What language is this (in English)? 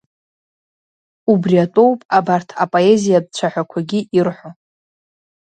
Abkhazian